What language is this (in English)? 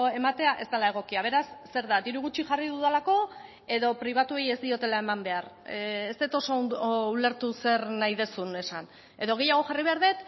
Basque